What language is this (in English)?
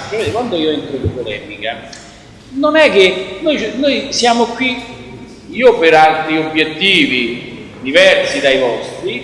Italian